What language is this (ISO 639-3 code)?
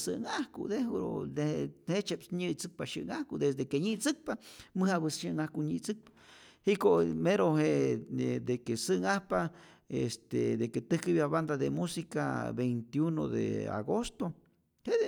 zor